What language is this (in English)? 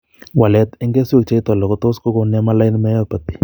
Kalenjin